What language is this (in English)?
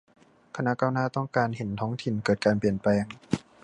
Thai